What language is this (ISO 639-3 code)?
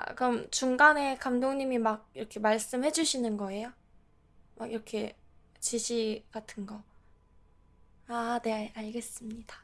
kor